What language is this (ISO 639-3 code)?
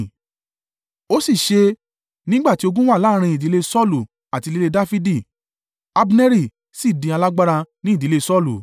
yor